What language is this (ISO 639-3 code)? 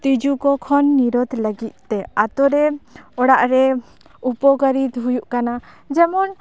sat